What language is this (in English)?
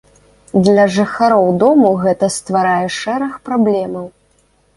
Belarusian